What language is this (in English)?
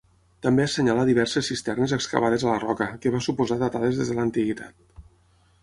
Catalan